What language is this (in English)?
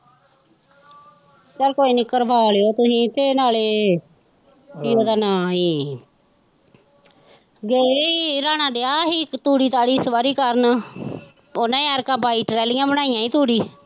Punjabi